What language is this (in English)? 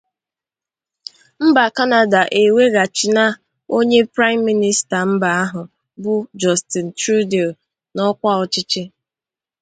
Igbo